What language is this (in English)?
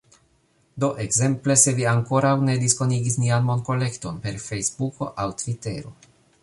Esperanto